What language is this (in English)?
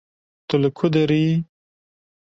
Kurdish